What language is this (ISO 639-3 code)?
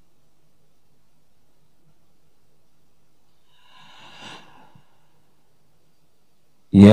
ara